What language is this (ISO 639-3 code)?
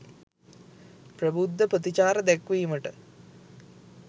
sin